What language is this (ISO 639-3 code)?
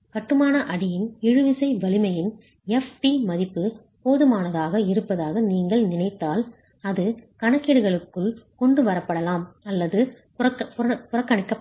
tam